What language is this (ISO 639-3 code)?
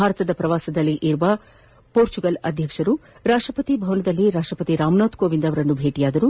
kan